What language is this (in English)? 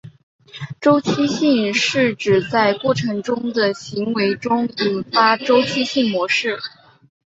Chinese